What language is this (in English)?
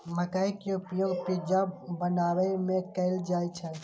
Maithili